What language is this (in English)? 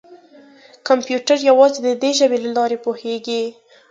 Pashto